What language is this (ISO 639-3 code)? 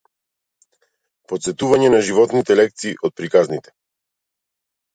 mkd